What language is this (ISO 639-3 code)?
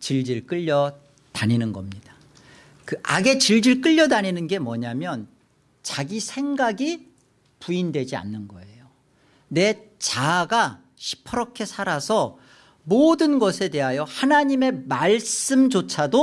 kor